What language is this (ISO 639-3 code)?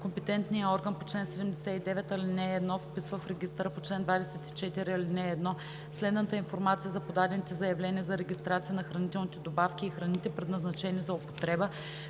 bul